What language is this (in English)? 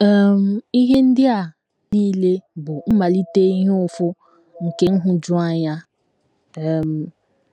Igbo